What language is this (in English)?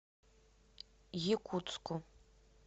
Russian